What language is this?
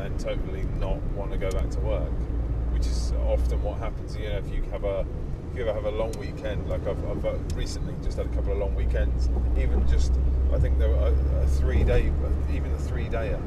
English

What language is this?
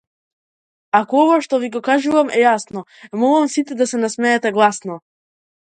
Macedonian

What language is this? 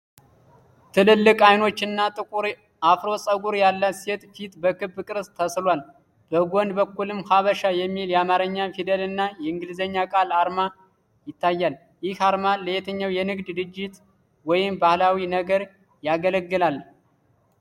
Amharic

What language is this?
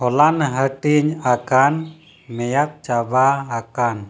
Santali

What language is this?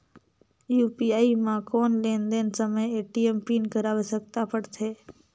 Chhattisgarhi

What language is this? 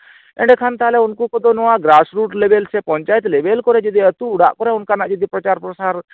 Santali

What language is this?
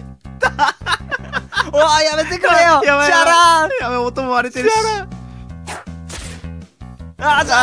Japanese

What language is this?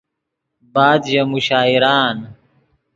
Yidgha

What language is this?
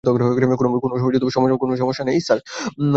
Bangla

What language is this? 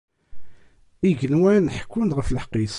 Kabyle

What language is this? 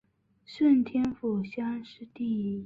Chinese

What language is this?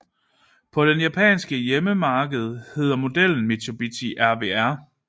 Danish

